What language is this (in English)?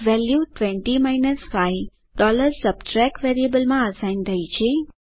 Gujarati